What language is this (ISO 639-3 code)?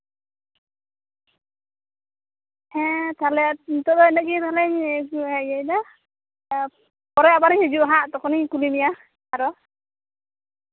sat